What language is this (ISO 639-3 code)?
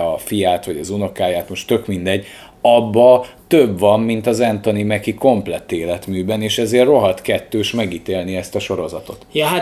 hun